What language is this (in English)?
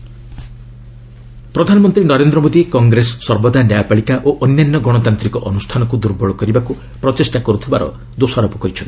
Odia